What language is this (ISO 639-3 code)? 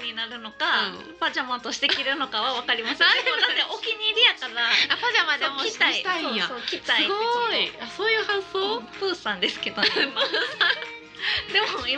jpn